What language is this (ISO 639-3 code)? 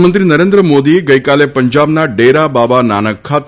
guj